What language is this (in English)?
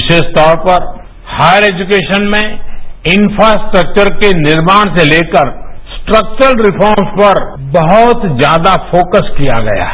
Hindi